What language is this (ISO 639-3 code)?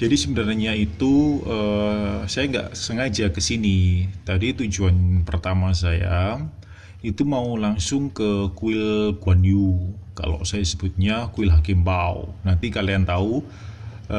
ind